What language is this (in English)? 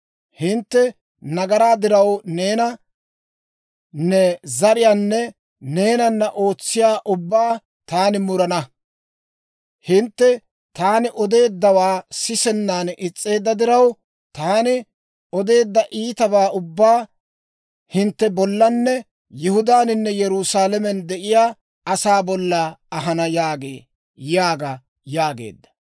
Dawro